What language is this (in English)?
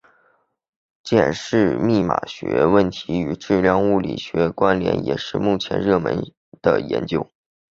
Chinese